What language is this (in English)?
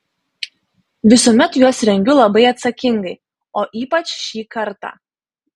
Lithuanian